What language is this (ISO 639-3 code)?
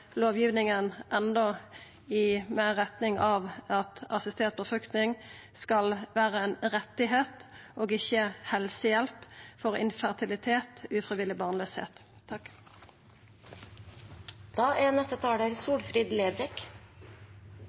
nno